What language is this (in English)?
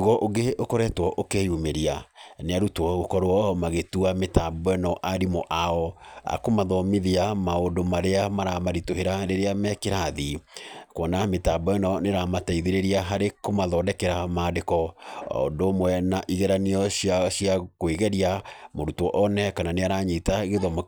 Kikuyu